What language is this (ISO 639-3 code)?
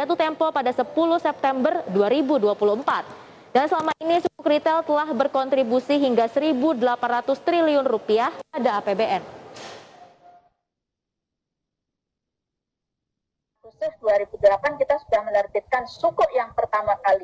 ind